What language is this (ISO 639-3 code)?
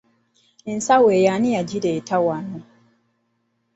lug